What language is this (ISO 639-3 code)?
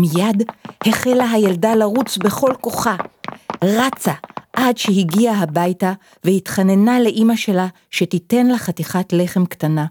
heb